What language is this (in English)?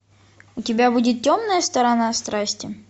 Russian